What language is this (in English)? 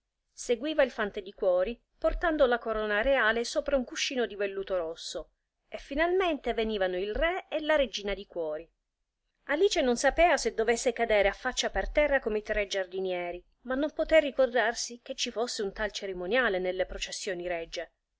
Italian